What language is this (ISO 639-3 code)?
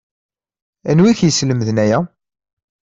kab